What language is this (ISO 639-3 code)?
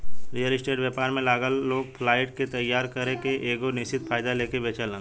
bho